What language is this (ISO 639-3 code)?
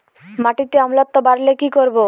ben